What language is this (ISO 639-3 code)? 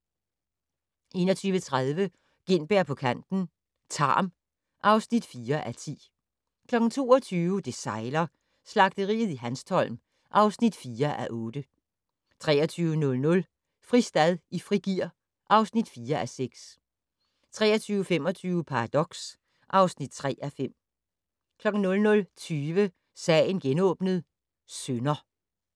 dan